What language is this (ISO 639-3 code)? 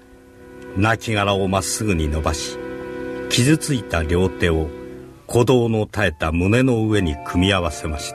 jpn